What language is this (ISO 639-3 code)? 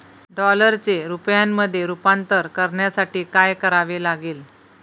mar